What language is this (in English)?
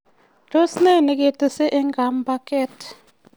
Kalenjin